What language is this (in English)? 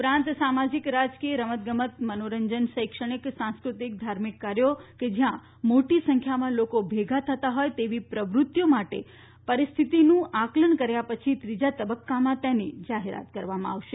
Gujarati